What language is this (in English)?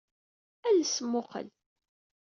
Kabyle